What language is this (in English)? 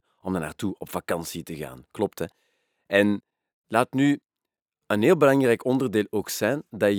Dutch